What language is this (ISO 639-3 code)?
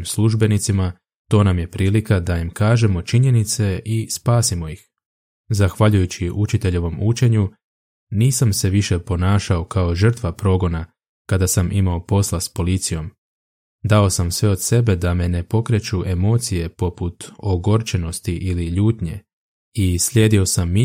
hrv